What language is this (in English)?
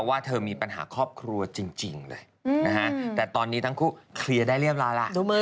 Thai